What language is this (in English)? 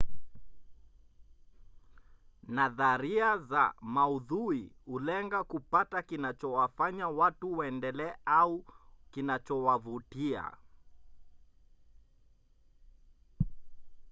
Swahili